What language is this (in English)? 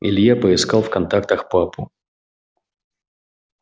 Russian